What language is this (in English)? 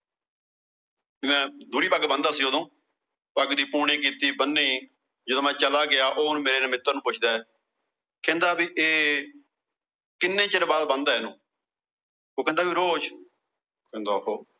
Punjabi